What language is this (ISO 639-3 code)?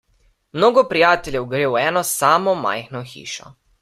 slv